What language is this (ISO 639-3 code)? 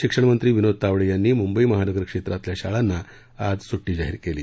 mar